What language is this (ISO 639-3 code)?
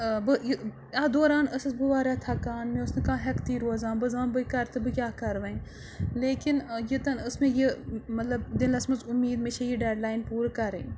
kas